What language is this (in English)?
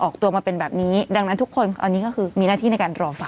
Thai